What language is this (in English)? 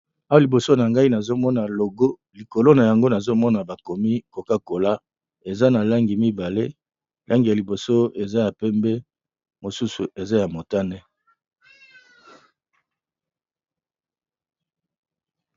Lingala